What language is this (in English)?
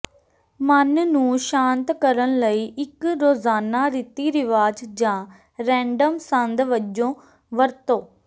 Punjabi